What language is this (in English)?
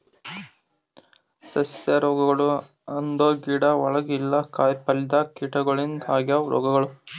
Kannada